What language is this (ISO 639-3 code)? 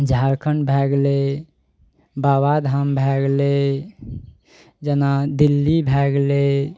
mai